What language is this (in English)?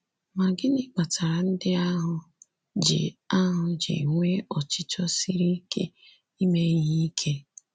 Igbo